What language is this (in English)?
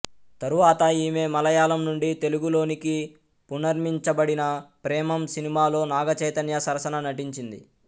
Telugu